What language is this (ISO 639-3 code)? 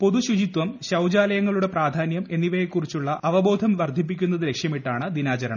mal